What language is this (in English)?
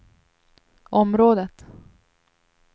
Swedish